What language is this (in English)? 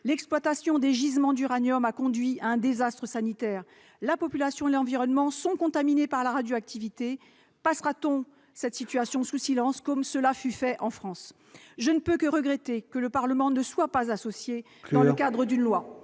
French